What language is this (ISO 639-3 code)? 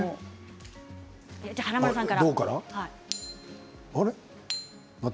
jpn